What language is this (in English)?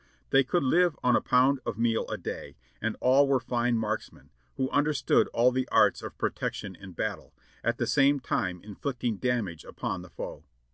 English